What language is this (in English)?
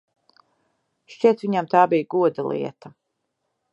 Latvian